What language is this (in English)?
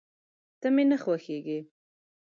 Pashto